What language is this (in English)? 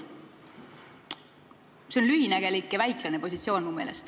Estonian